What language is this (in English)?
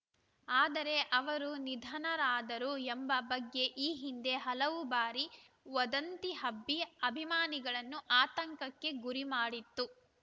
Kannada